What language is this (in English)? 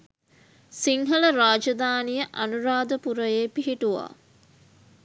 Sinhala